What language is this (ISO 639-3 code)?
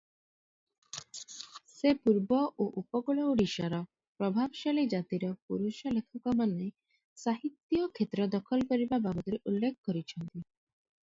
ori